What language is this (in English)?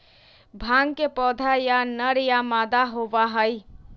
Magahi